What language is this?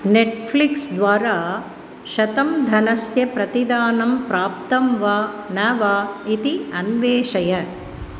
Sanskrit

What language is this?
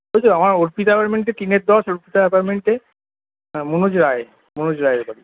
Bangla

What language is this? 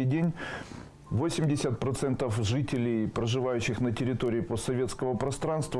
Russian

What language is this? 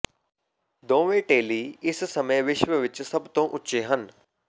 Punjabi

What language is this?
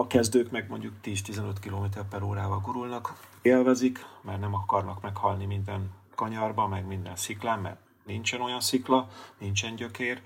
Hungarian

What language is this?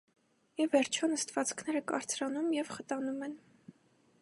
Armenian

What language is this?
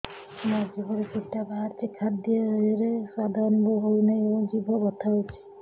Odia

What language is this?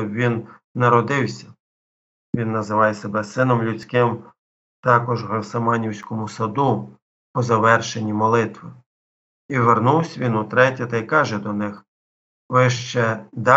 Ukrainian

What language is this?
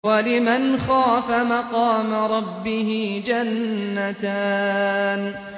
Arabic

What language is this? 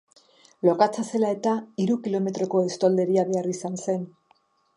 Basque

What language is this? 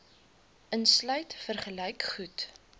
Afrikaans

